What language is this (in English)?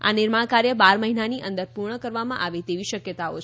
Gujarati